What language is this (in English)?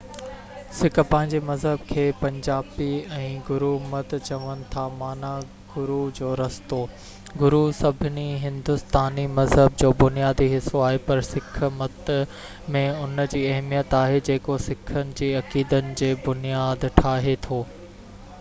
Sindhi